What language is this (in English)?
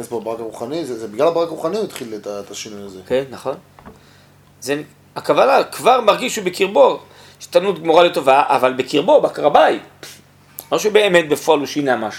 Hebrew